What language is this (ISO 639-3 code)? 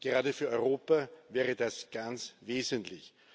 deu